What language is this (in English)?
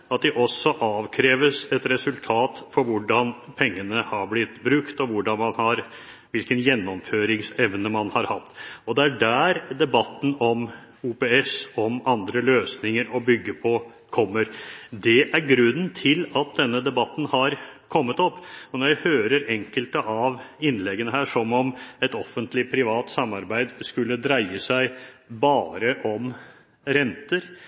Norwegian Bokmål